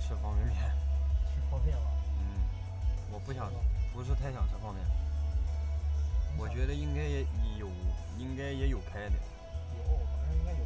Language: Chinese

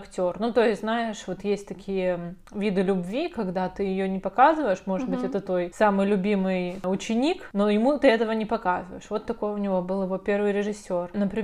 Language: Russian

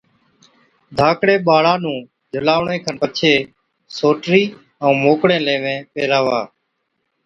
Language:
Od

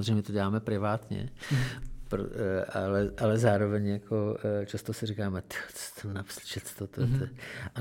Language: Czech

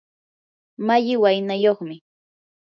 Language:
Yanahuanca Pasco Quechua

